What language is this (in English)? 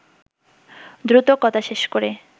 Bangla